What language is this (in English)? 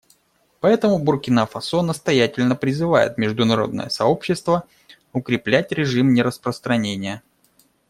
Russian